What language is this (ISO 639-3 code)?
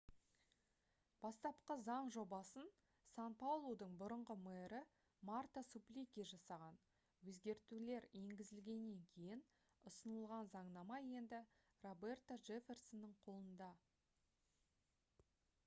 kaz